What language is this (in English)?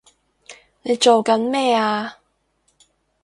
Cantonese